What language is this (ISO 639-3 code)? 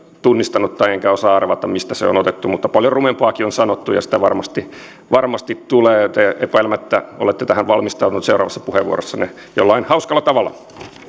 fin